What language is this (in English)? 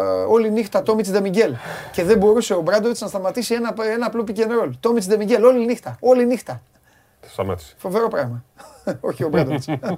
Greek